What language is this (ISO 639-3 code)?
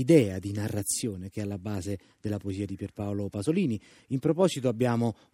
ita